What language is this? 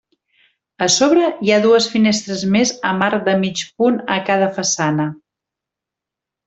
Catalan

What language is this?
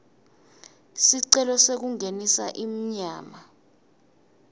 Swati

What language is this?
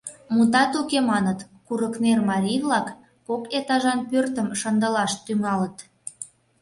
Mari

